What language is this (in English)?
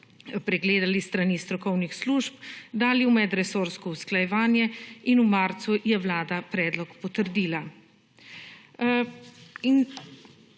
Slovenian